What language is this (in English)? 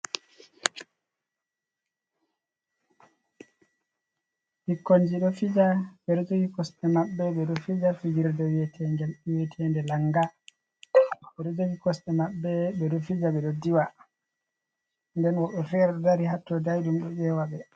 Fula